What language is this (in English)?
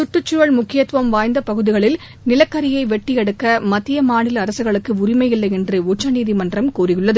Tamil